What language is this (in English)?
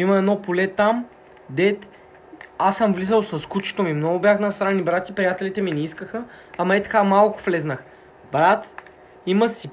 Bulgarian